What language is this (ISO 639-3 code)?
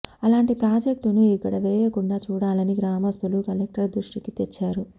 tel